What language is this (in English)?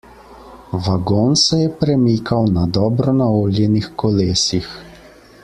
Slovenian